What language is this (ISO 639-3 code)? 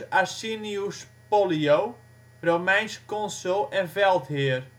nld